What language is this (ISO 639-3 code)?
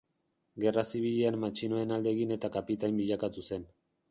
eus